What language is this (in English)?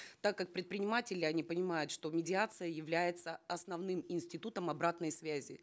Kazakh